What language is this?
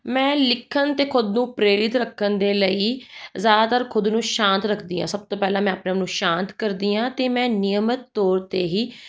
Punjabi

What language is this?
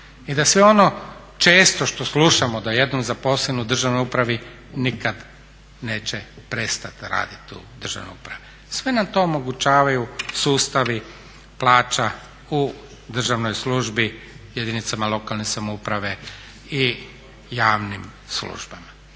Croatian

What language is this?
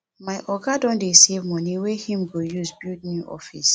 Nigerian Pidgin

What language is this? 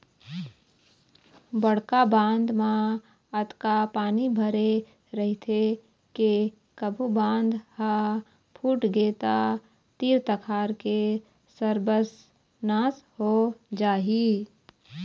Chhattisgarhi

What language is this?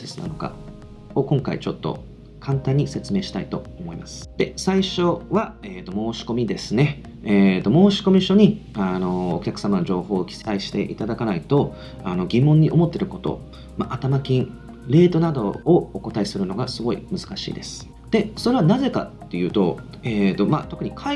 Japanese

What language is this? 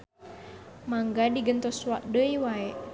Sundanese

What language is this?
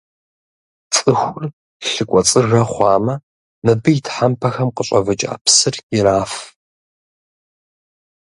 Kabardian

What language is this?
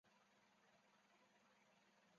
Chinese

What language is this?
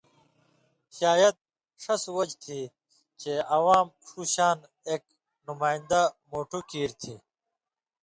Indus Kohistani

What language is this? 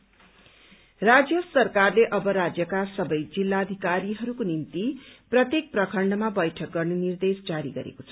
Nepali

